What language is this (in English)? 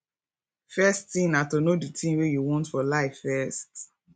Nigerian Pidgin